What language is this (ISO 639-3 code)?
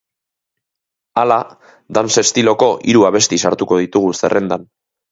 eus